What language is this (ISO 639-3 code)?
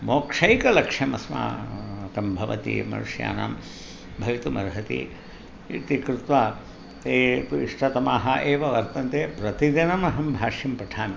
san